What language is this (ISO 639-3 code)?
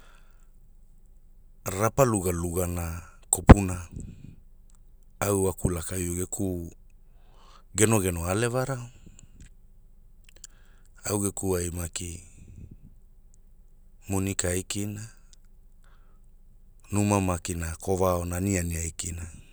hul